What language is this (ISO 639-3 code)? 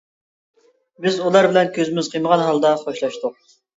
uig